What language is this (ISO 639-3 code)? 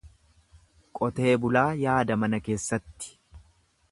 orm